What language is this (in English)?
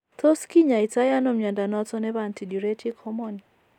Kalenjin